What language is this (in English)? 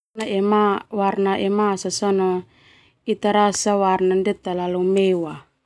Termanu